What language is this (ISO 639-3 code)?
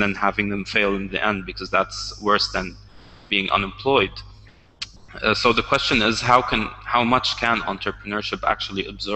eng